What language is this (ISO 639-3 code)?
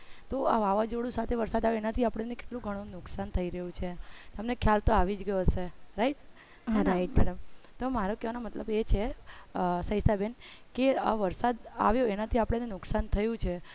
guj